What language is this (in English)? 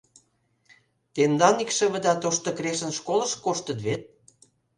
Mari